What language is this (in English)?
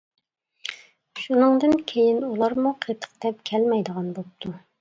Uyghur